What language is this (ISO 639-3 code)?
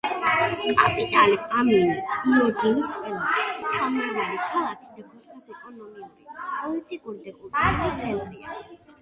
kat